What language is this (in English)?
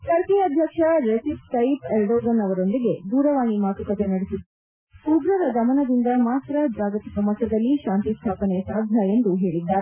Kannada